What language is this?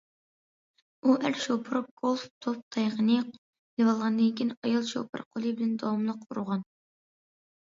Uyghur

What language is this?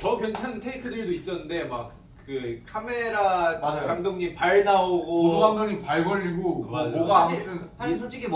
Korean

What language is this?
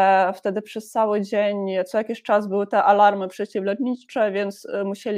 Polish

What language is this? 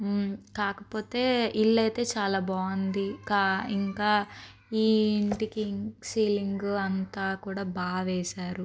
Telugu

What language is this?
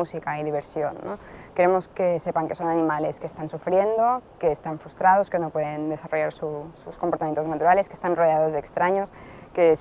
Spanish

